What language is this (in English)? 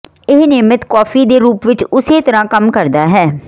Punjabi